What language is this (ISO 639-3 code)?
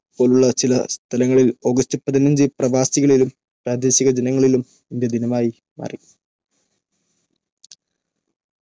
mal